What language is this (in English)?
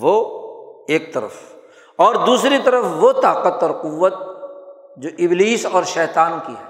Urdu